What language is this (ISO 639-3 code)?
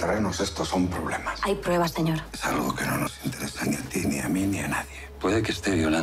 spa